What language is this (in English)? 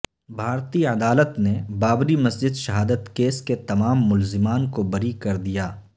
Urdu